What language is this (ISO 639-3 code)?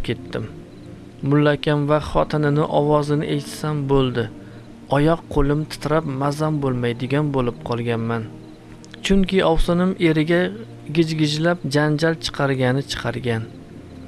uzb